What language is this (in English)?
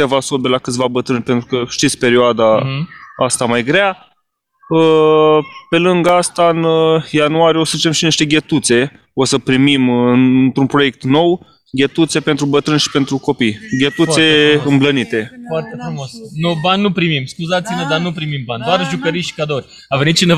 Romanian